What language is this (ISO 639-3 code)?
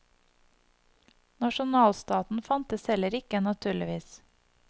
nor